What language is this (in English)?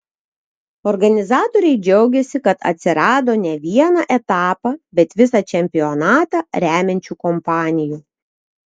Lithuanian